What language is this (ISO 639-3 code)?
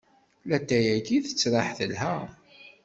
kab